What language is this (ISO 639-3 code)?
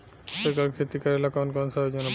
bho